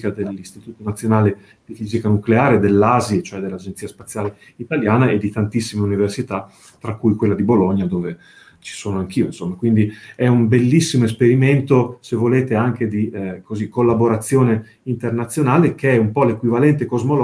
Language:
Italian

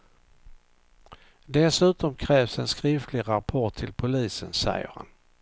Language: Swedish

